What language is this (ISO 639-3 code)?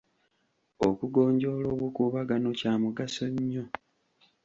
lug